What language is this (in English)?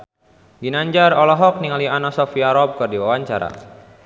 Sundanese